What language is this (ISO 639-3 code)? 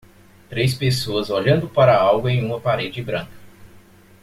por